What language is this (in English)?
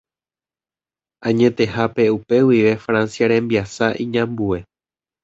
Guarani